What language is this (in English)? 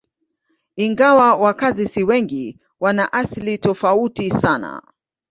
Swahili